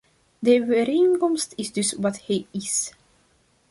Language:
Dutch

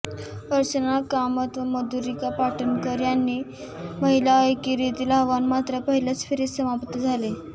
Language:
Marathi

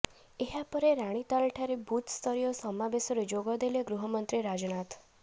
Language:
Odia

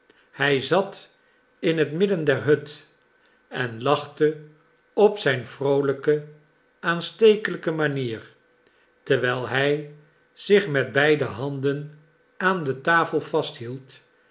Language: Dutch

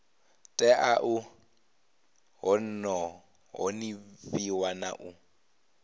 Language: Venda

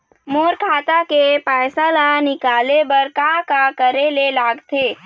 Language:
Chhattisgarhi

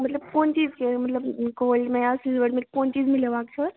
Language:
Maithili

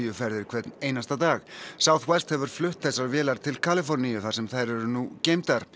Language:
Icelandic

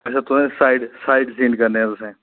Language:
Dogri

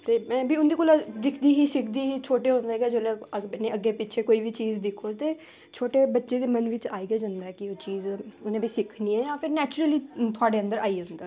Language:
Dogri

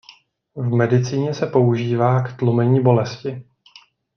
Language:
Czech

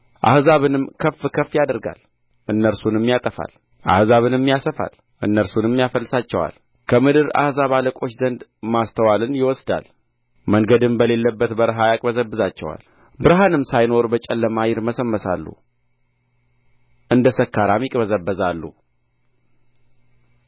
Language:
Amharic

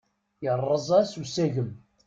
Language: Kabyle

